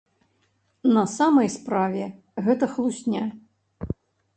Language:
Belarusian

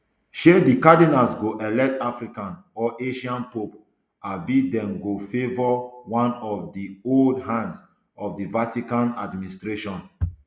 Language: Nigerian Pidgin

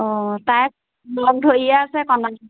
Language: Assamese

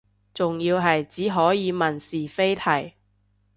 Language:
Cantonese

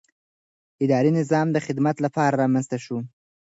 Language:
Pashto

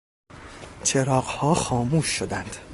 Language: Persian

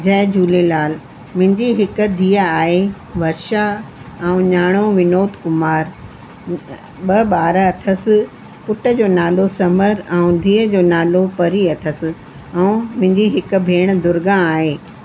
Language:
Sindhi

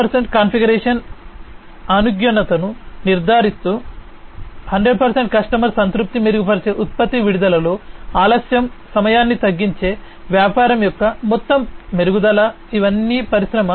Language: Telugu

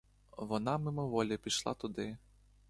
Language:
Ukrainian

